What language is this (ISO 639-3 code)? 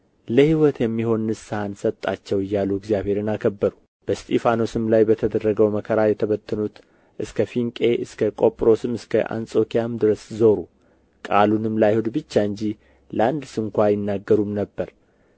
amh